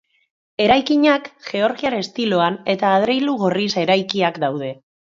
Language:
Basque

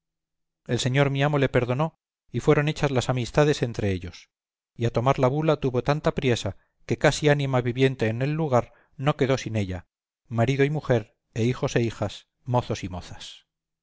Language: Spanish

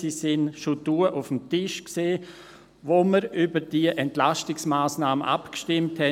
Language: Swiss German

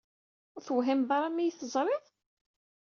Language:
Kabyle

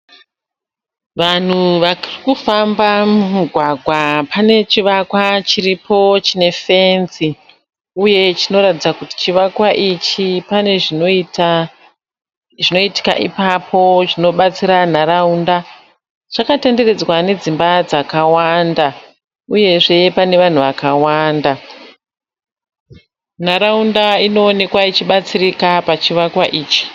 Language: Shona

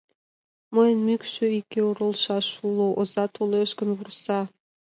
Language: Mari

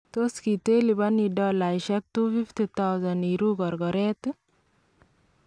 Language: Kalenjin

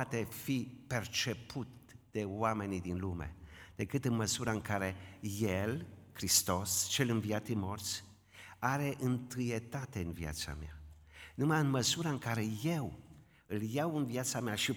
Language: Romanian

